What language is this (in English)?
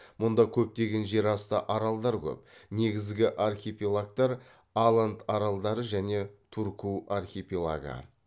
Kazakh